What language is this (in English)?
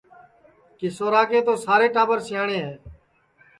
Sansi